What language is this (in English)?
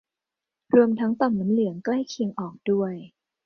Thai